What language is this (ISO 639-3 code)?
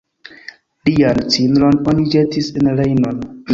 epo